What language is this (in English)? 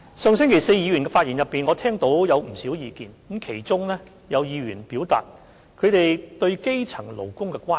Cantonese